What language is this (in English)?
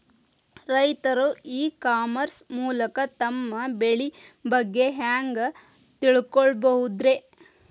Kannada